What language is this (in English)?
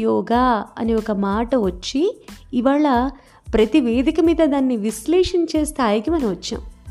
Telugu